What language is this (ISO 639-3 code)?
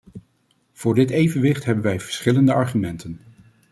nld